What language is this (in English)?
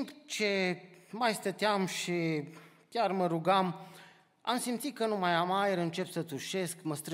Romanian